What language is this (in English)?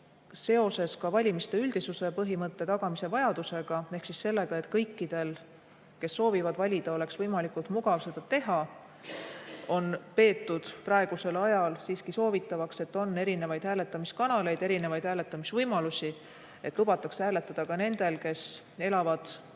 Estonian